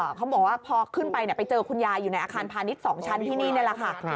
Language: Thai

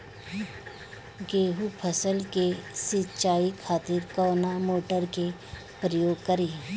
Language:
Bhojpuri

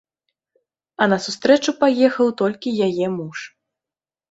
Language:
Belarusian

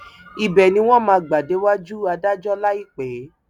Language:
Yoruba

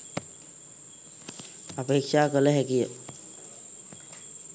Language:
Sinhala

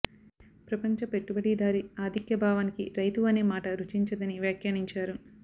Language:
Telugu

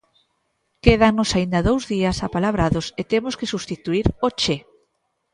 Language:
Galician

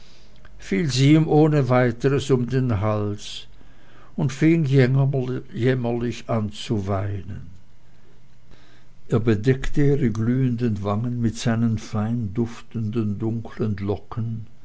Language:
German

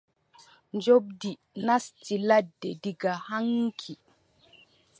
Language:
Adamawa Fulfulde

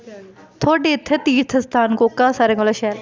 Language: Dogri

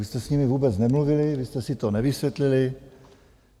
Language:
Czech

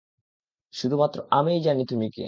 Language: Bangla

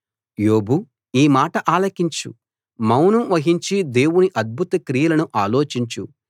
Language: Telugu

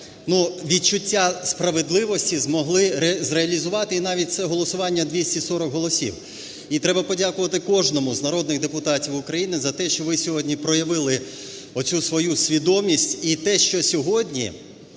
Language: Ukrainian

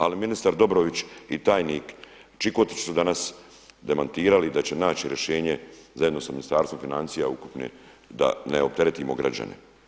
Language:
Croatian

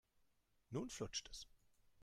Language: German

